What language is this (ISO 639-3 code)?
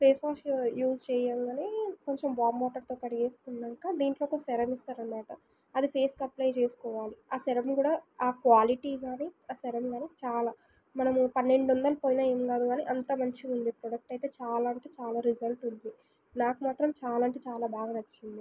tel